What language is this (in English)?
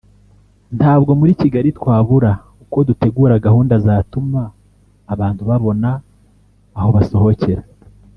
Kinyarwanda